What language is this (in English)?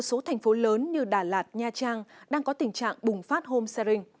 Vietnamese